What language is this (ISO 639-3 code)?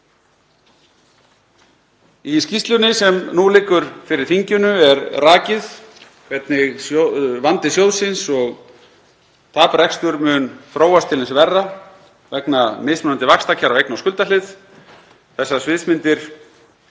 isl